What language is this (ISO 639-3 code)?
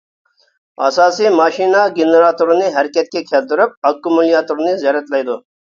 uig